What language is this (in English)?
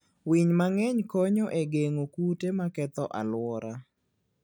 Luo (Kenya and Tanzania)